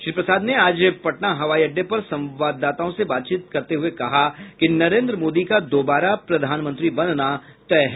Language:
Hindi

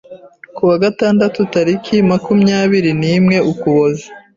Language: Kinyarwanda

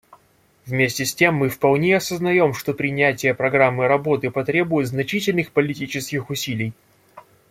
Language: Russian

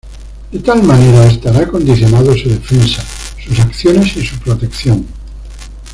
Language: Spanish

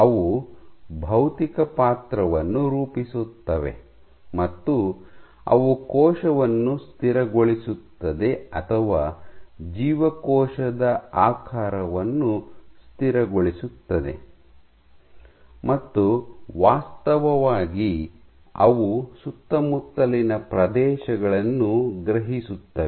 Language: Kannada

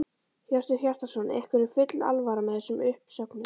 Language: Icelandic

